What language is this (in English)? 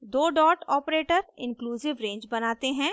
Hindi